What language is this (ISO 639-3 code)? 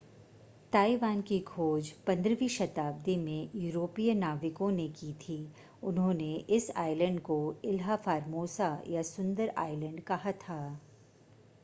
hin